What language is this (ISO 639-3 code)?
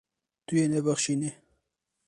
kur